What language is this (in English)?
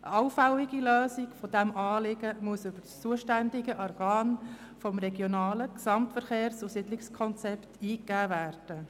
Swiss German